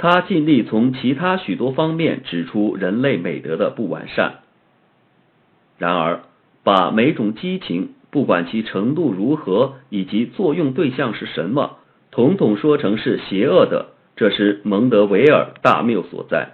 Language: Chinese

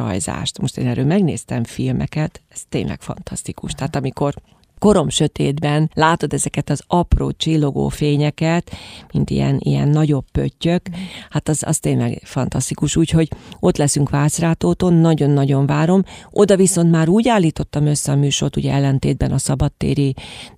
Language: Hungarian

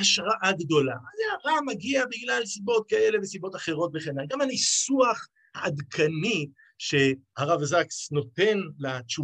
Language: Hebrew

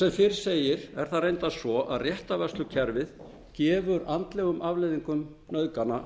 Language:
Icelandic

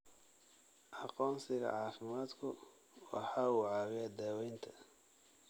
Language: Somali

